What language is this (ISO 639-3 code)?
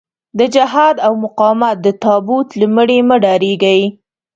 pus